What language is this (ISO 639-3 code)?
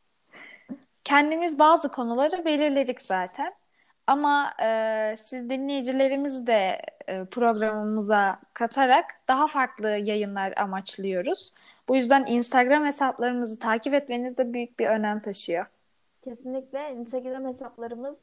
tur